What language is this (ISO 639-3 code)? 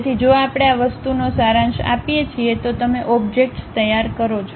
guj